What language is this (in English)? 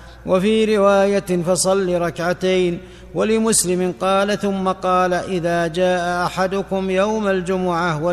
Arabic